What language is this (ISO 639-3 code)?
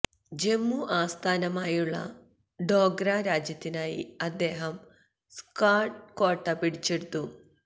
mal